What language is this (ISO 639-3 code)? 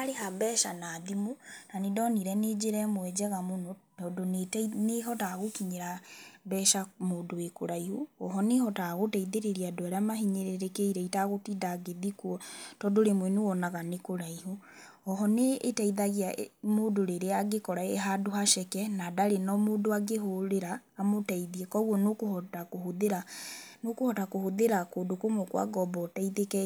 kik